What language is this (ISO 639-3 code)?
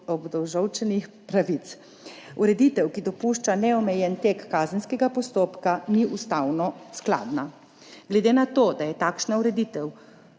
slv